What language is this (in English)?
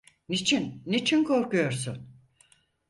Turkish